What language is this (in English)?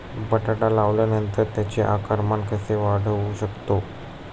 Marathi